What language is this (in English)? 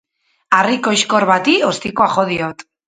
Basque